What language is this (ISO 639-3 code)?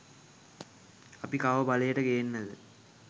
sin